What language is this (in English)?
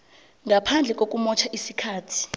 South Ndebele